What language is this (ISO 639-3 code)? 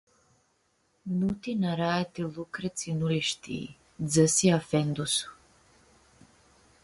rup